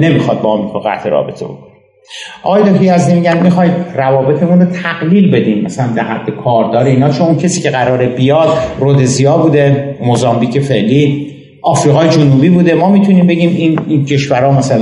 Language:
Persian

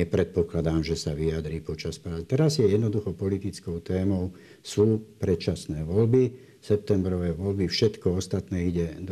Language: Slovak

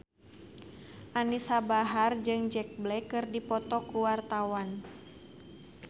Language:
Sundanese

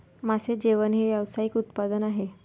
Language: Marathi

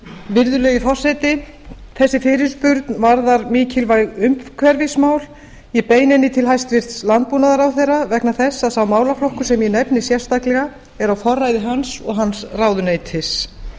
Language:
Icelandic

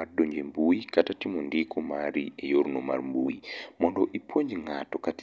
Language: Luo (Kenya and Tanzania)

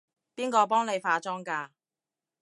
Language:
Cantonese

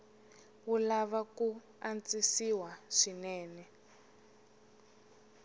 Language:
Tsonga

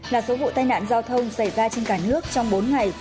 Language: Vietnamese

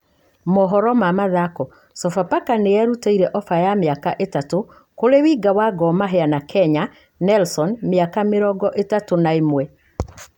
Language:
Kikuyu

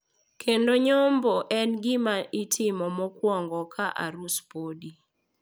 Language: Luo (Kenya and Tanzania)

